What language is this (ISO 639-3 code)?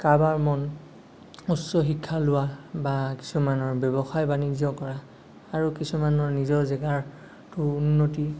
asm